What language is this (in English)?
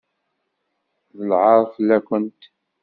Kabyle